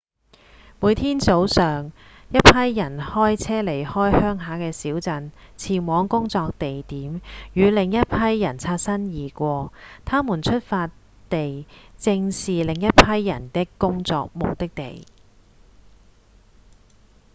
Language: Cantonese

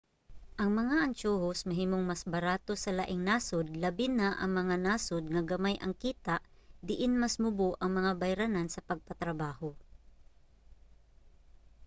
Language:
Cebuano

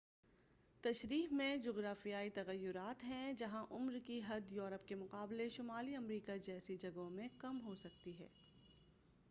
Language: Urdu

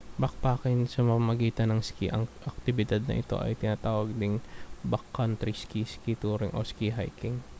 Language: Filipino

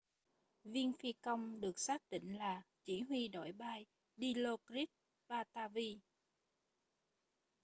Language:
Vietnamese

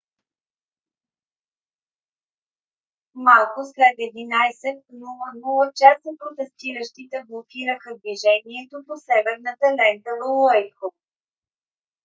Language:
Bulgarian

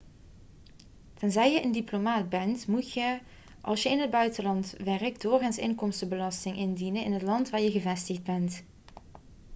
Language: Dutch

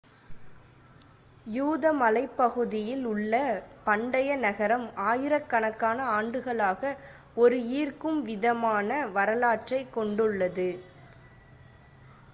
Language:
Tamil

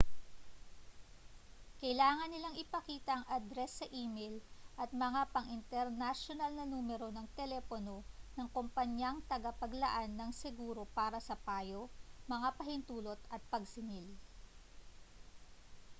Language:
Filipino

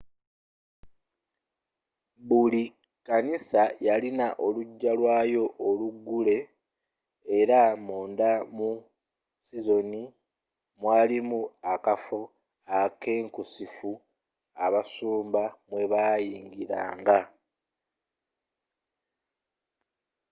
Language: Ganda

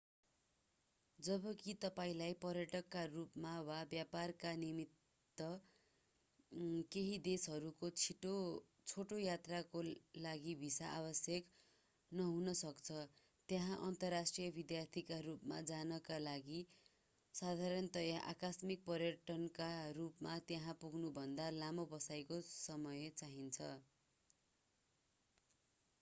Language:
Nepali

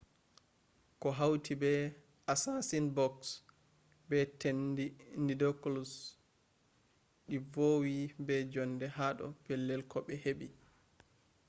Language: Fula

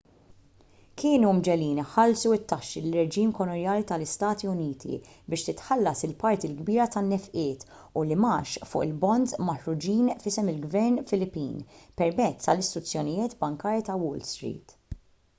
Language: Maltese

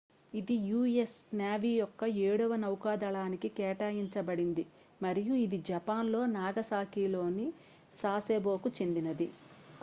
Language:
Telugu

